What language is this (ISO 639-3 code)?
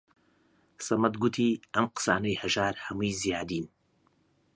ckb